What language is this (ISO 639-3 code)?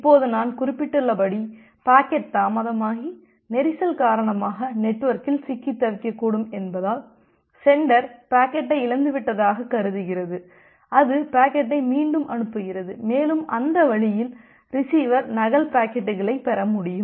tam